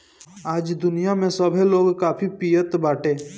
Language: Bhojpuri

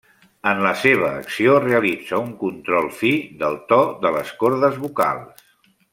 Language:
Catalan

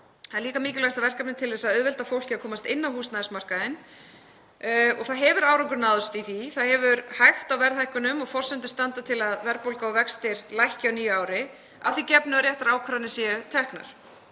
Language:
Icelandic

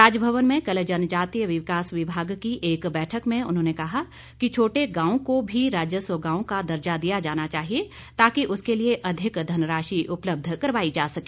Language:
Hindi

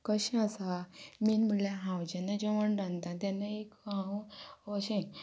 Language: Konkani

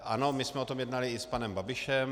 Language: Czech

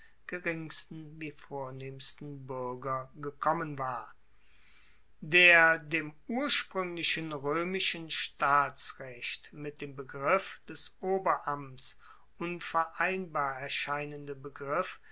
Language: German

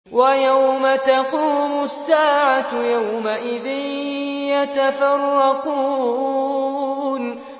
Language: Arabic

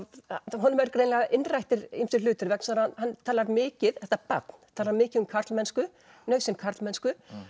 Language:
Icelandic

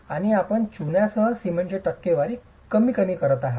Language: Marathi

